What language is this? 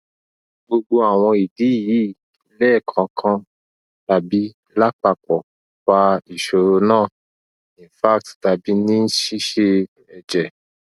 Yoruba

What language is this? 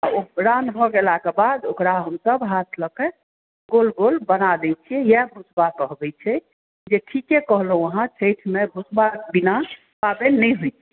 Maithili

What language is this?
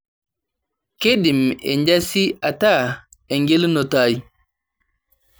Masai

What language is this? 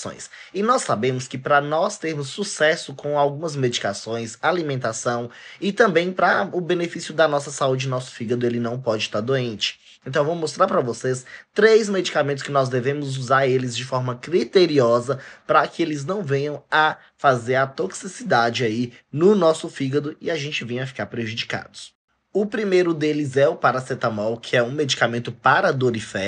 Portuguese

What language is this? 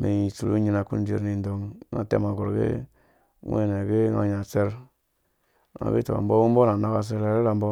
Dũya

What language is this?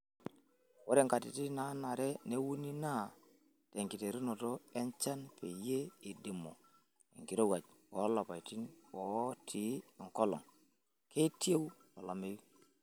Masai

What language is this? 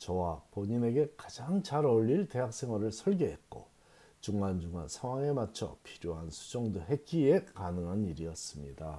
Korean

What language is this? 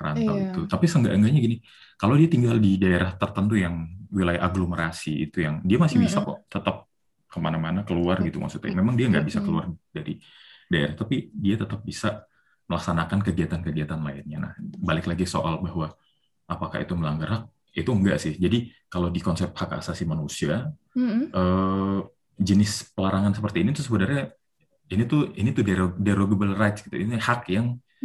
Indonesian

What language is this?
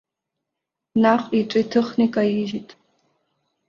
Abkhazian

